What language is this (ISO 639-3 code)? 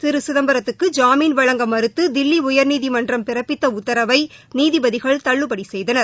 tam